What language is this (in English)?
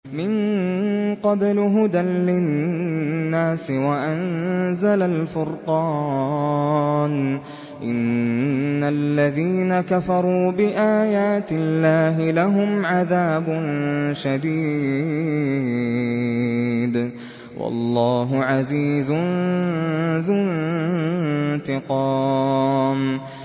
Arabic